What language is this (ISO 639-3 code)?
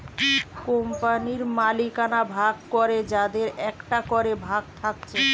ben